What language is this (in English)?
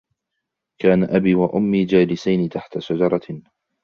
Arabic